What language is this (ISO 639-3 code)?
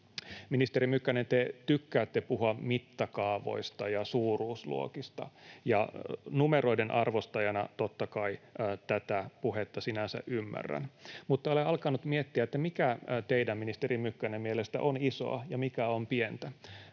fin